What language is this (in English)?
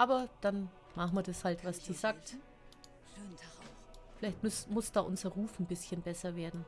German